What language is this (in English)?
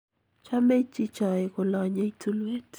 Kalenjin